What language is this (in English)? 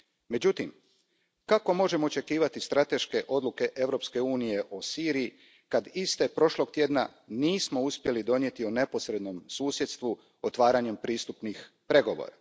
Croatian